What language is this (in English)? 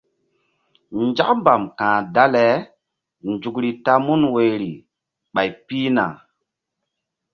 Mbum